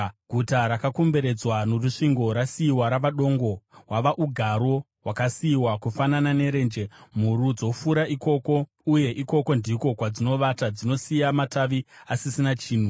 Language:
Shona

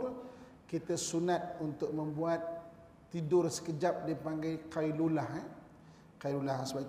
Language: Malay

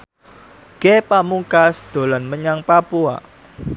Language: Javanese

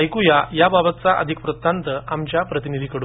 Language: Marathi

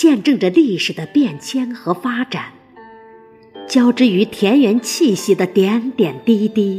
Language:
Chinese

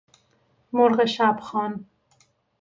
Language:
Persian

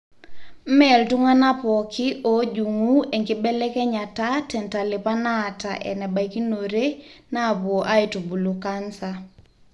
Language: Masai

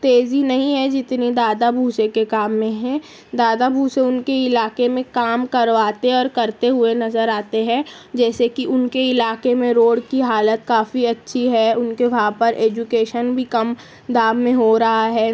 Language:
Urdu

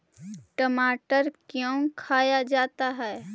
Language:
Magahi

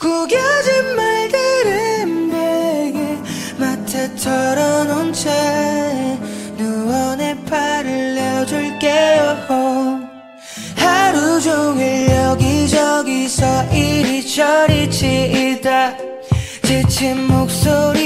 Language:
Korean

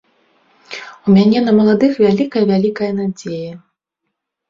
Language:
Belarusian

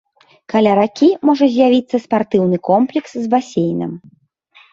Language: Belarusian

